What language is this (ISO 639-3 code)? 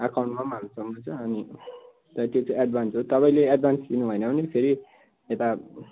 nep